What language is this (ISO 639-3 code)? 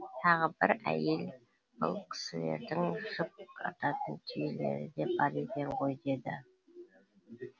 kaz